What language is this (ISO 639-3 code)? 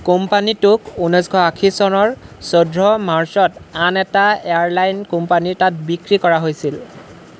asm